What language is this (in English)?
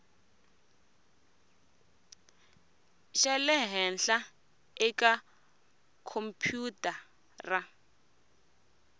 Tsonga